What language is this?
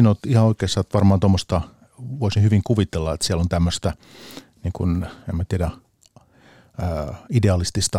Finnish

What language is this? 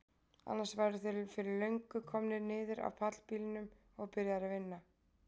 Icelandic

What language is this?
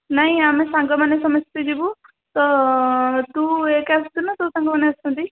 Odia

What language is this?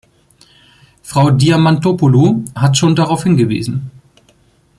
German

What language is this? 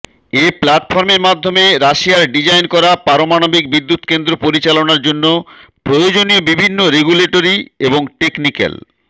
Bangla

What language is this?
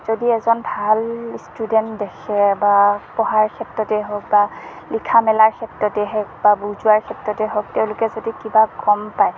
Assamese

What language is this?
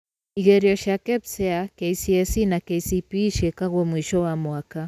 Kikuyu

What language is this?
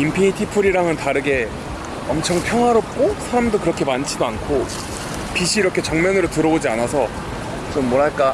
Korean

